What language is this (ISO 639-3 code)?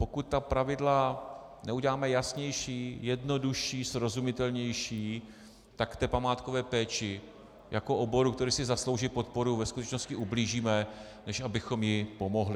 ces